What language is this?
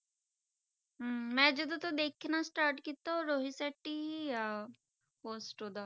Punjabi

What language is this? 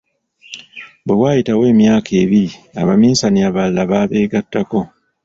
Ganda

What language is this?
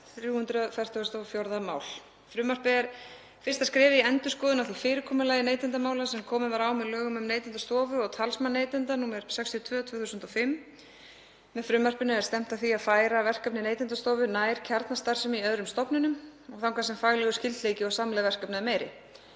Icelandic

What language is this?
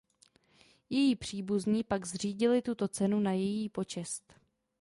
Czech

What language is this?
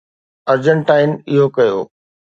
Sindhi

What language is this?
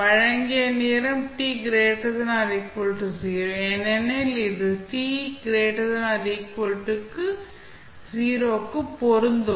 Tamil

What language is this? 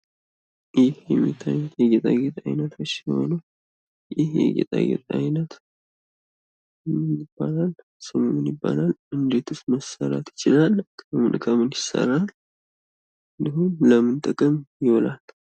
Amharic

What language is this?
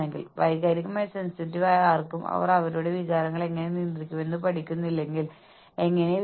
Malayalam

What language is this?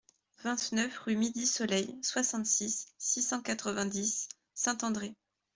French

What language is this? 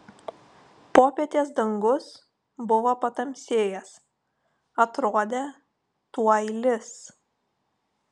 Lithuanian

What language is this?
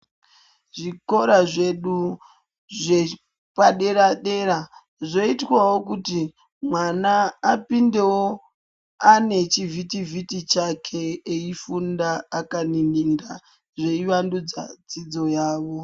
Ndau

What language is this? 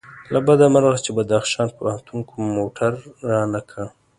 Pashto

